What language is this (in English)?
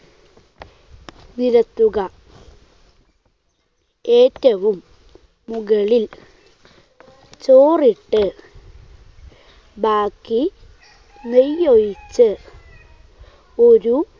Malayalam